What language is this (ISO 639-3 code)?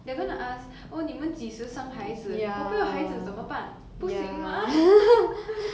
eng